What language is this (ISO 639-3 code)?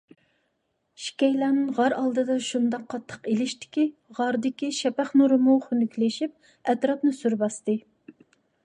uig